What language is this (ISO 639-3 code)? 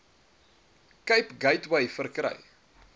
afr